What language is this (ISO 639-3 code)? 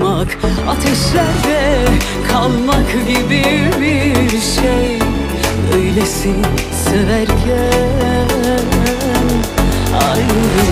tur